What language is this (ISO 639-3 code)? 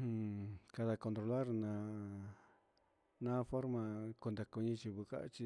mxs